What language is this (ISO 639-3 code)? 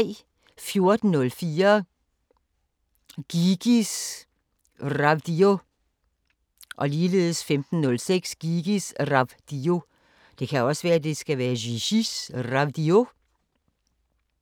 dan